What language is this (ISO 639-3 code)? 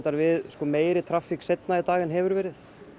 isl